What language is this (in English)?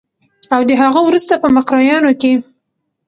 Pashto